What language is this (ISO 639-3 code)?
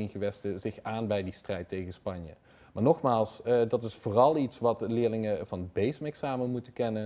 nld